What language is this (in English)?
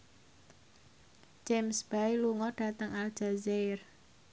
Javanese